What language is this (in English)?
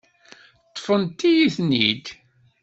Kabyle